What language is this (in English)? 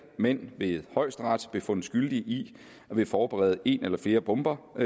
Danish